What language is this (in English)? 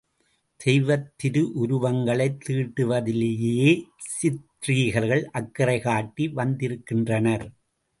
Tamil